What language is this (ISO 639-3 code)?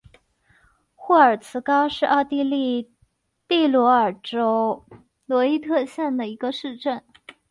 zho